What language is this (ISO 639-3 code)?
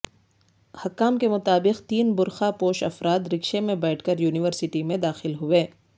urd